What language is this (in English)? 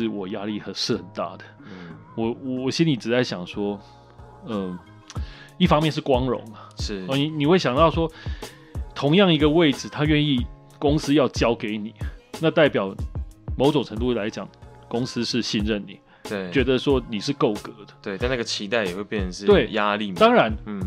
Chinese